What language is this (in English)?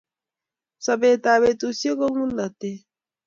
Kalenjin